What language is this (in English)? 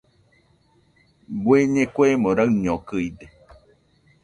Nüpode Huitoto